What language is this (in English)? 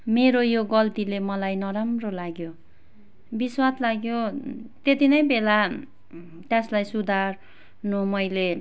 Nepali